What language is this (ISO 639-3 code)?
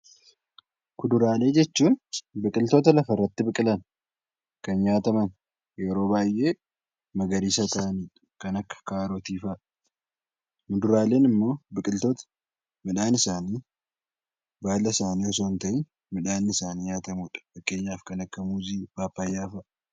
orm